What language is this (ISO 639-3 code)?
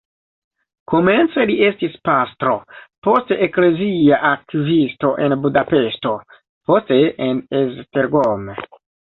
epo